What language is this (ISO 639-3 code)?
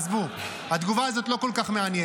heb